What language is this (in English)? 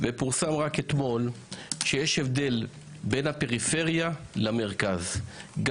Hebrew